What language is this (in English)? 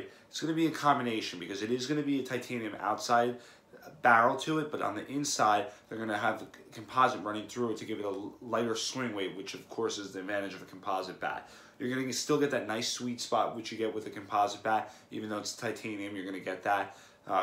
English